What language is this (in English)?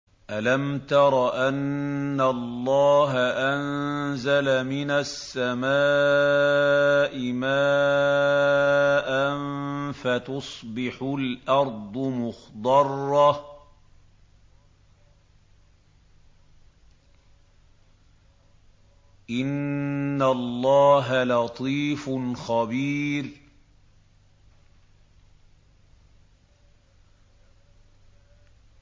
Arabic